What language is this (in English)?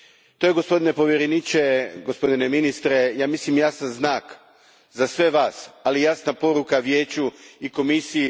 Croatian